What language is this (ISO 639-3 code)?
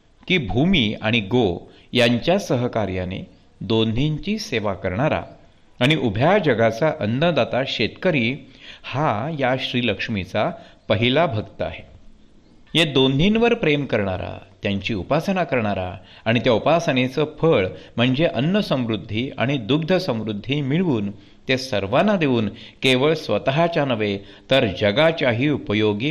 mar